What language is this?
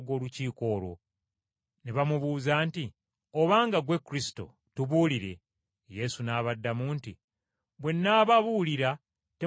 Ganda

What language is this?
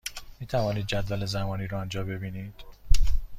Persian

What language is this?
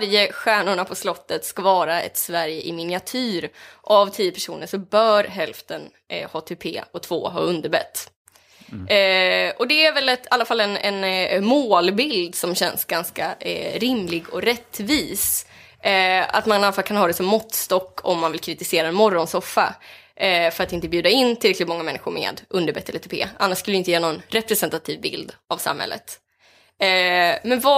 Swedish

